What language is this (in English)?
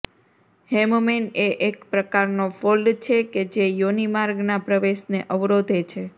Gujarati